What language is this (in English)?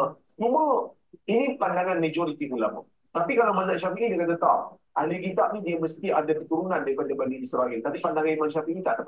Malay